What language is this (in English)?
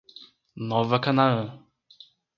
Portuguese